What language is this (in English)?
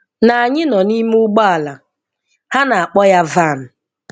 Igbo